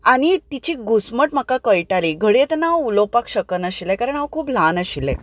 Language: Konkani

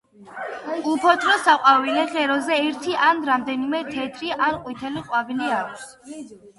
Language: Georgian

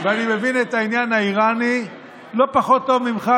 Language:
Hebrew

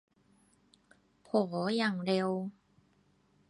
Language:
Thai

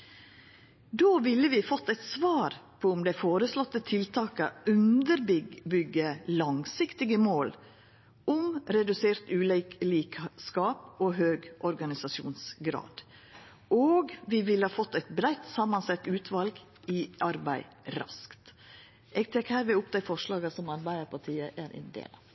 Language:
Norwegian Nynorsk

